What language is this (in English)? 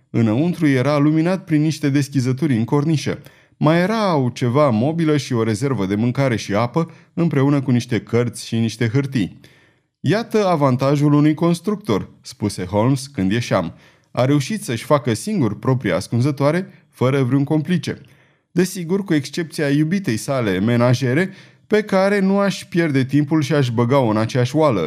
Romanian